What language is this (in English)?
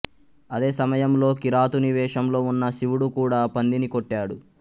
Telugu